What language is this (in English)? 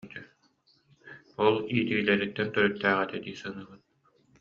Yakut